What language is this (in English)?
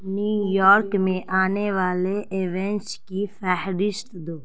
Urdu